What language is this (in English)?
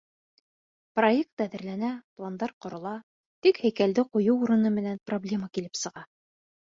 Bashkir